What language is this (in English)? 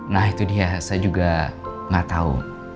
Indonesian